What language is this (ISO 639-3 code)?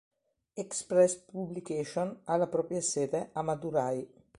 ita